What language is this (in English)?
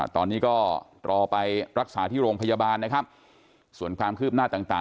Thai